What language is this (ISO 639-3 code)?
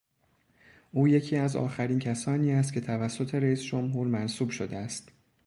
fas